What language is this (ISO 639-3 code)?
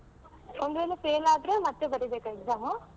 kan